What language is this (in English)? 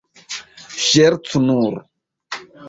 Esperanto